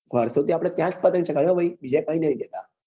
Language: Gujarati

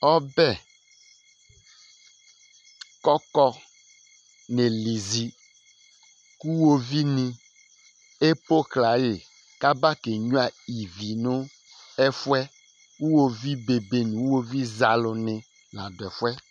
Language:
Ikposo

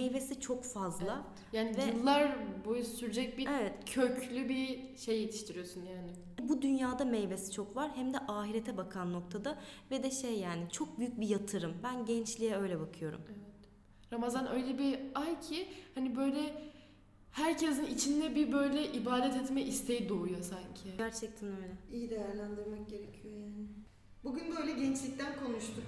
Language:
Turkish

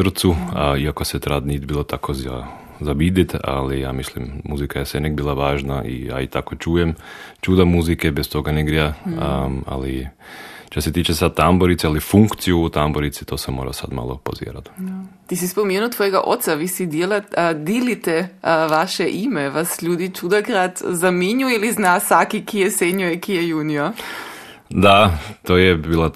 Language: Croatian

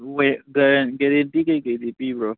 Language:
Manipuri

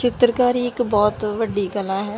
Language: Punjabi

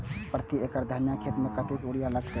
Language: Maithili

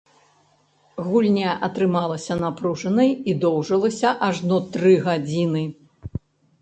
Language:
Belarusian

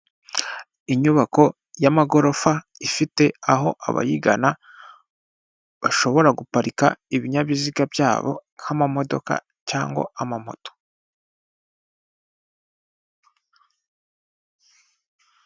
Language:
Kinyarwanda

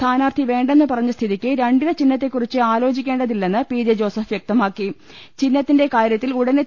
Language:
Malayalam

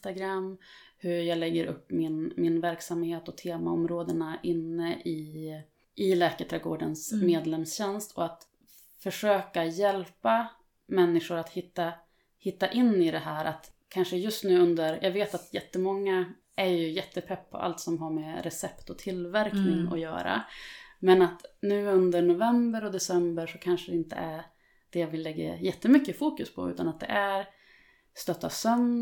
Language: Swedish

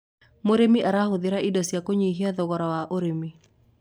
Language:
Kikuyu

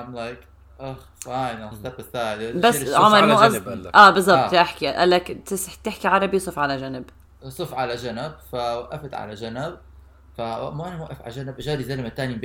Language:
Arabic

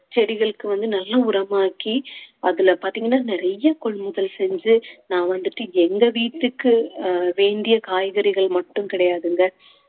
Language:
Tamil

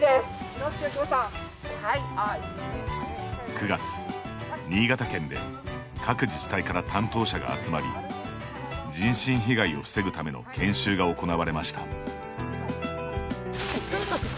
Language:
Japanese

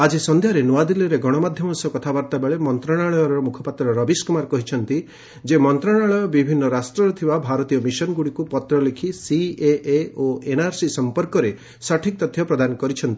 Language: Odia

